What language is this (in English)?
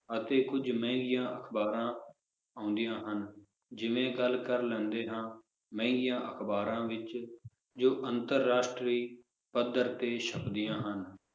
Punjabi